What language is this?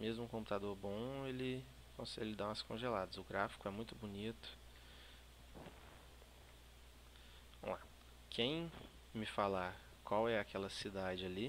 Portuguese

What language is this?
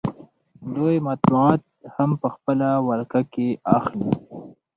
Pashto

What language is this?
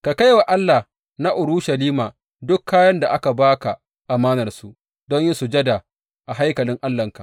Hausa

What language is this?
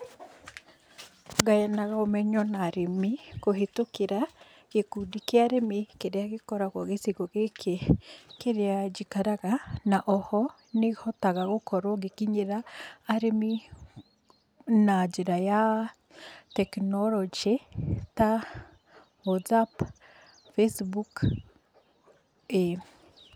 Kikuyu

